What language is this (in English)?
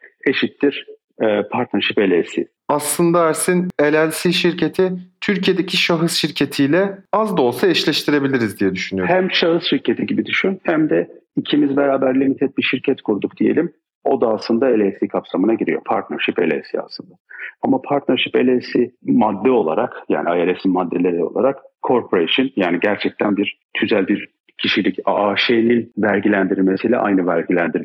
Turkish